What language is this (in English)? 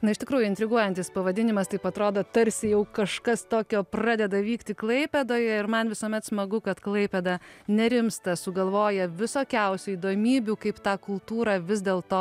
Lithuanian